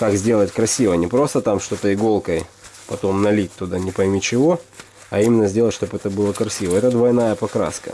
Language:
Russian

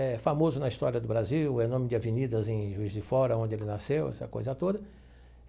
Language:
Portuguese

